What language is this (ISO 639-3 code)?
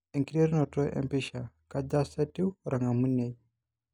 mas